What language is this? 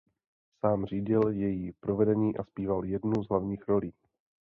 Czech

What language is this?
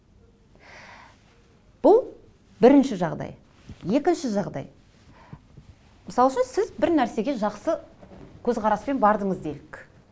Kazakh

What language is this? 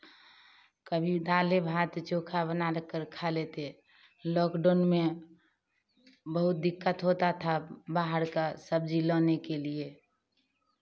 Hindi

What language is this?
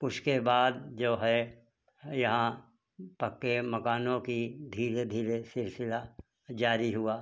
Hindi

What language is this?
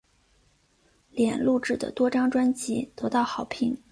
Chinese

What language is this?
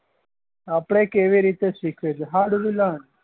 Gujarati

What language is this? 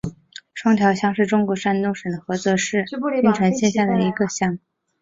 Chinese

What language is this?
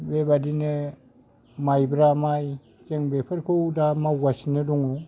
Bodo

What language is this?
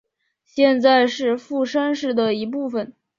Chinese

